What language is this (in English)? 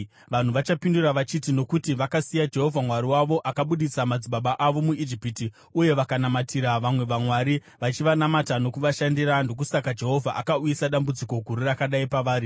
Shona